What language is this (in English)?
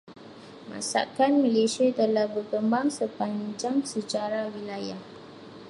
Malay